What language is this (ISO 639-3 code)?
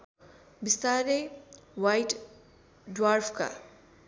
nep